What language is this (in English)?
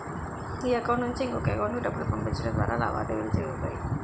Telugu